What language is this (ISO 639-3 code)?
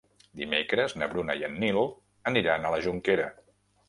cat